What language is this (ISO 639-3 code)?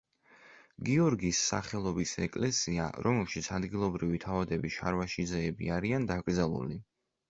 kat